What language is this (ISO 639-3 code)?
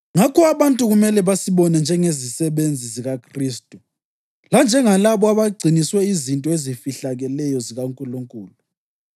nde